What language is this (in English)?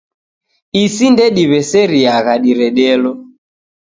Taita